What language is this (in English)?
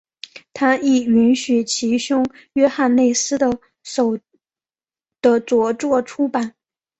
Chinese